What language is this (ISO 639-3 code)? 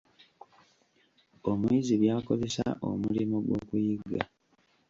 lug